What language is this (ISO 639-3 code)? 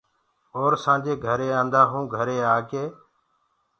ggg